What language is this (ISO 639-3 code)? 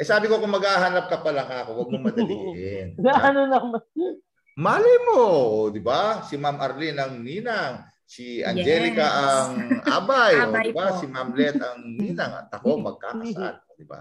fil